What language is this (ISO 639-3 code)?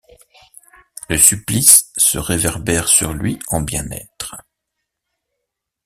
fra